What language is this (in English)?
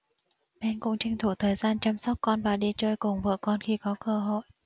Vietnamese